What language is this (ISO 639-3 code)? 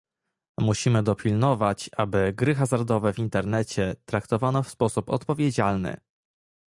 pol